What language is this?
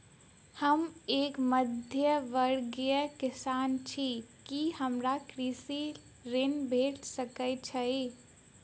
Maithili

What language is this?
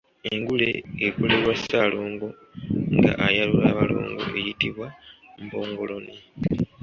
Ganda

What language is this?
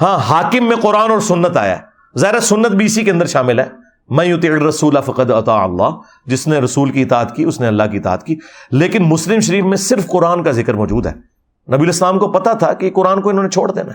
Urdu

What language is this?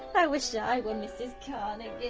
English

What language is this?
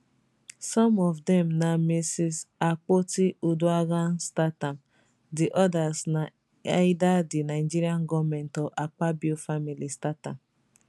Nigerian Pidgin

